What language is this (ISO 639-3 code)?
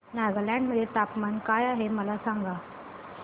mar